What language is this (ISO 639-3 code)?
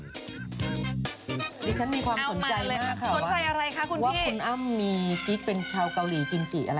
tha